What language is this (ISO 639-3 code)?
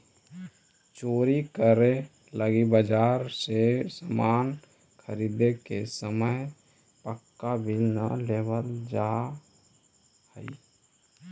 mag